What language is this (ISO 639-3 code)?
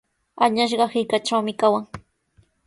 qws